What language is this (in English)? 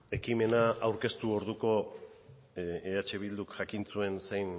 Basque